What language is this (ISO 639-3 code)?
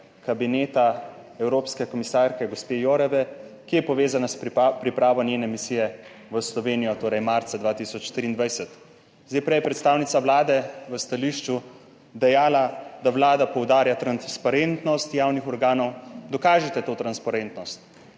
slv